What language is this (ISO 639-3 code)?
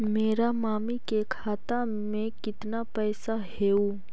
mag